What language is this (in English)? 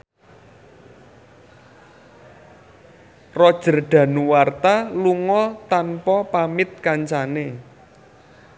Javanese